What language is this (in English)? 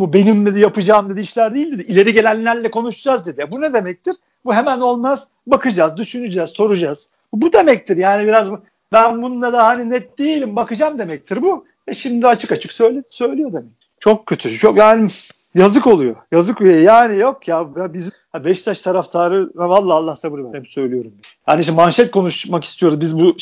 Turkish